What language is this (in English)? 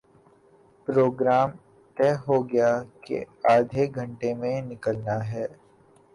Urdu